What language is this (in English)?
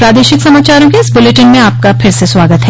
Hindi